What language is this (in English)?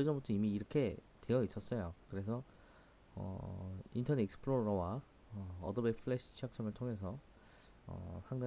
Korean